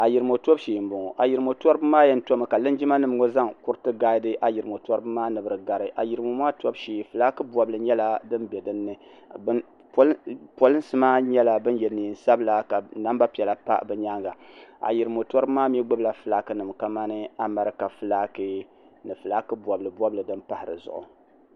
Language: Dagbani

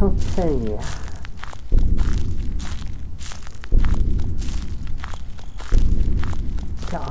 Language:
Norwegian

